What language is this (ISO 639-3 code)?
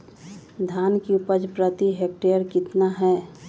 mag